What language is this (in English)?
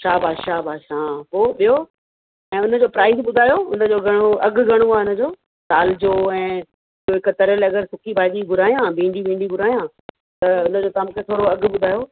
Sindhi